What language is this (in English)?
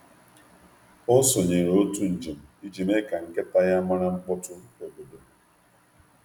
Igbo